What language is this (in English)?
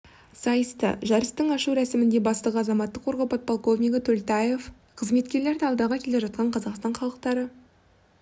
Kazakh